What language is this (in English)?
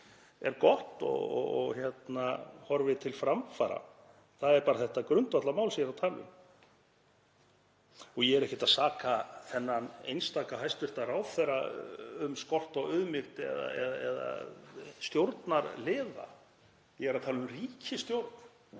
Icelandic